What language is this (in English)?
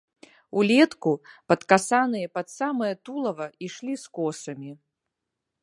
Belarusian